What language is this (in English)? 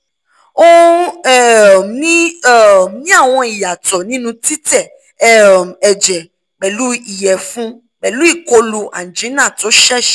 Yoruba